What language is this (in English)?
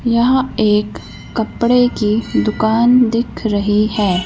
Hindi